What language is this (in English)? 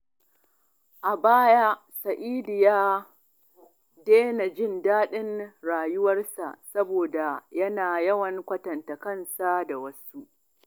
Hausa